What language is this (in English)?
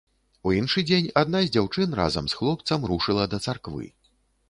Belarusian